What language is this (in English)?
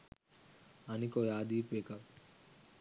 Sinhala